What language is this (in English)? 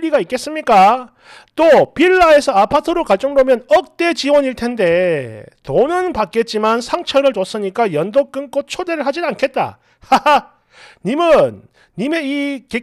Korean